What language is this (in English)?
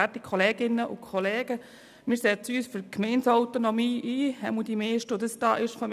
Swiss German